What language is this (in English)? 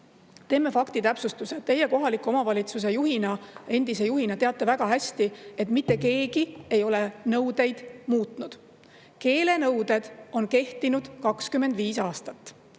Estonian